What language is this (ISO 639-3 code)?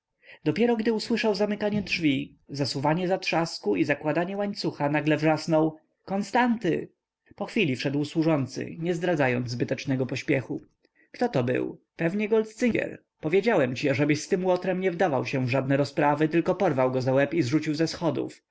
pol